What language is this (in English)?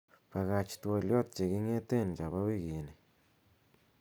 Kalenjin